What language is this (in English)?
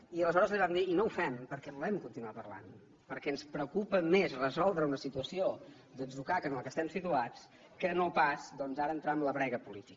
Catalan